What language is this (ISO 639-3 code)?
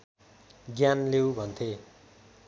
nep